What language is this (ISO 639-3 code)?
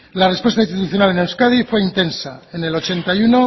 spa